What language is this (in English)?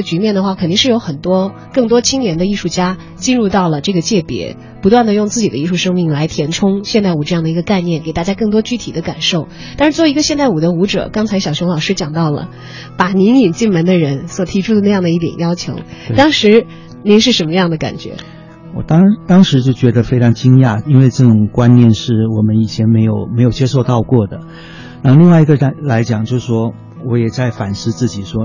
Chinese